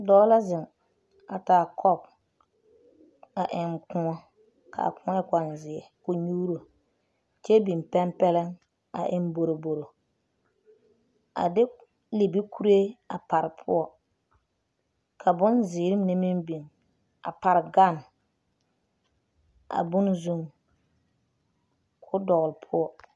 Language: Southern Dagaare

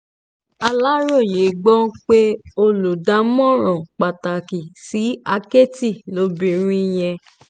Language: Yoruba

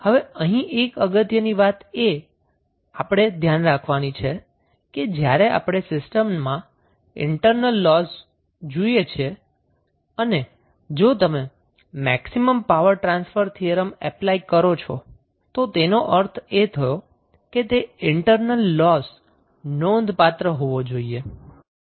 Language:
Gujarati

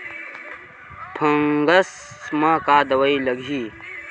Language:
Chhattisgarhi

